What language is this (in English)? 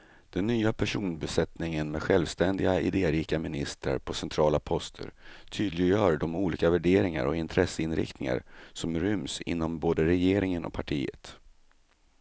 Swedish